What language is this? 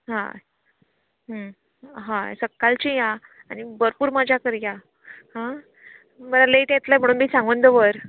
Konkani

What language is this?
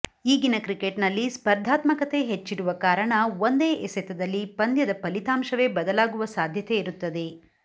Kannada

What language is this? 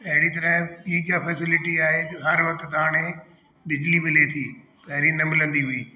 Sindhi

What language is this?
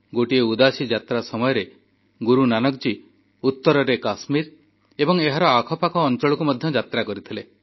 Odia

